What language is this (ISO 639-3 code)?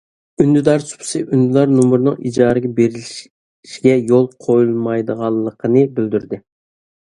uig